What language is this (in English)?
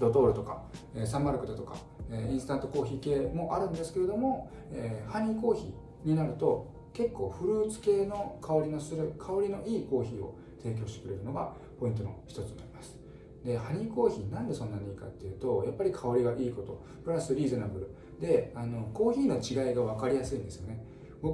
Japanese